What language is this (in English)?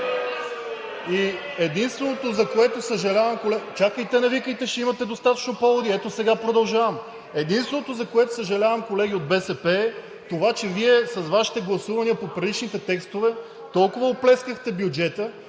Bulgarian